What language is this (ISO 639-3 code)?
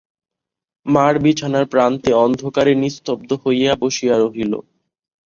ben